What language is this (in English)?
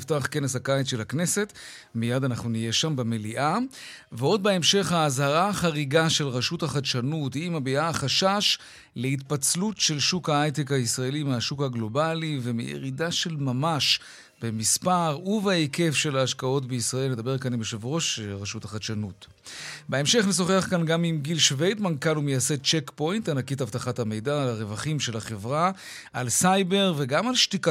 Hebrew